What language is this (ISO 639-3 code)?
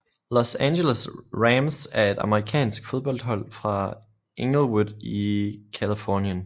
dan